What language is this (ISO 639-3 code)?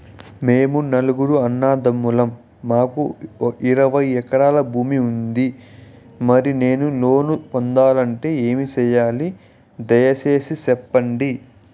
tel